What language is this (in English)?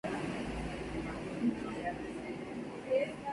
Spanish